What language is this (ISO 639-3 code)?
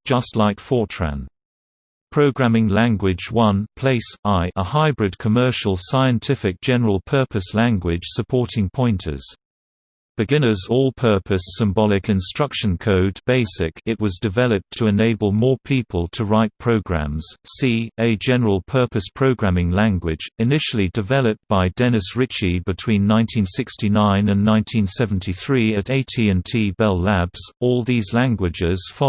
eng